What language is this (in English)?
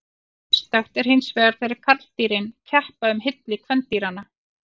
Icelandic